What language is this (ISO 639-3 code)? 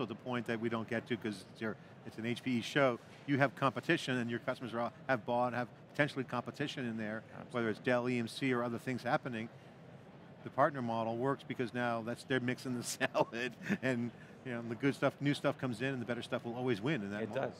eng